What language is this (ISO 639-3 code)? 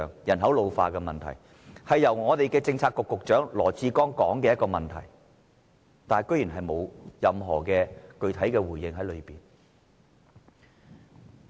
yue